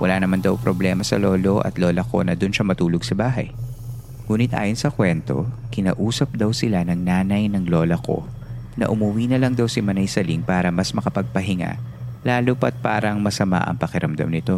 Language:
Filipino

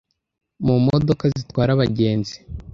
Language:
Kinyarwanda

